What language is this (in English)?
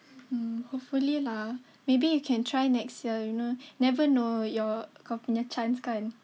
English